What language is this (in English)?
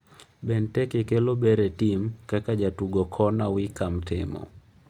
Luo (Kenya and Tanzania)